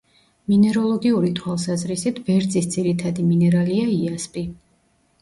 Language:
Georgian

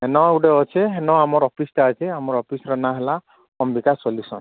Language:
Odia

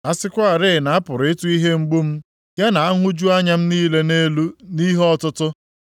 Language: Igbo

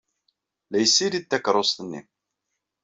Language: Kabyle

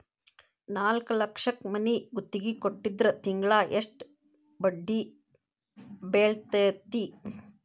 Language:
Kannada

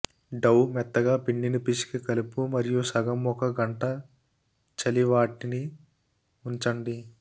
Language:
Telugu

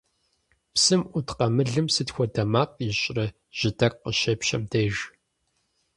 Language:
Kabardian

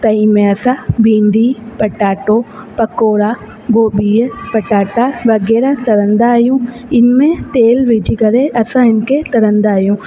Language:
Sindhi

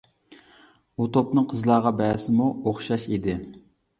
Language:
Uyghur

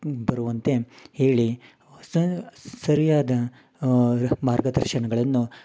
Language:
Kannada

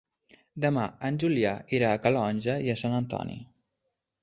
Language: Catalan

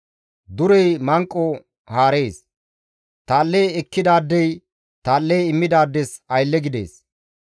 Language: Gamo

